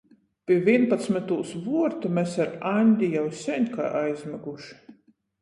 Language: Latgalian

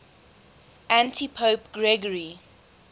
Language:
English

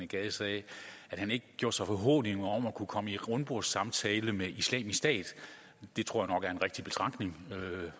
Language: Danish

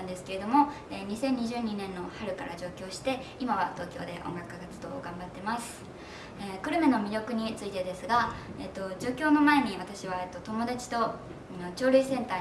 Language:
Japanese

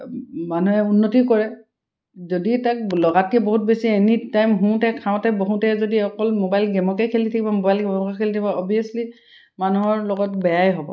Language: Assamese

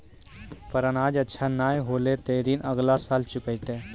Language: Maithili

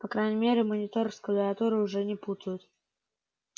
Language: Russian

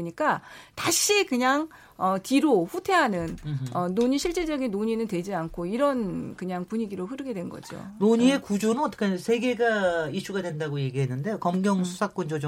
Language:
Korean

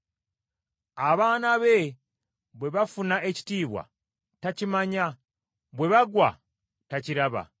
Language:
Ganda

